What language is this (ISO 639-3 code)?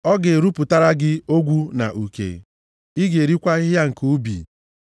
ibo